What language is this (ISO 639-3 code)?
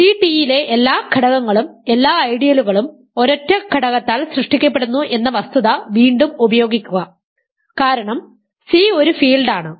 mal